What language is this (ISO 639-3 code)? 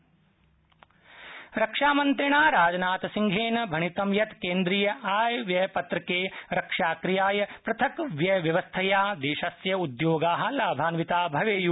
san